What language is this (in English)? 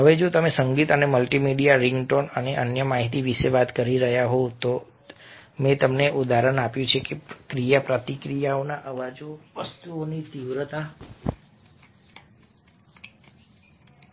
Gujarati